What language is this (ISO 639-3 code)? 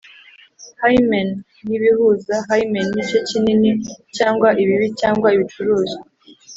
kin